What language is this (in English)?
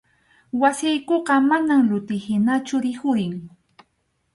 Arequipa-La Unión Quechua